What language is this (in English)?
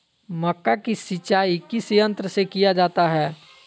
Magahi